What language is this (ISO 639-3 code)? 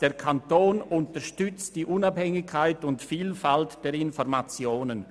gsw